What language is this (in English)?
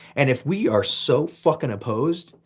English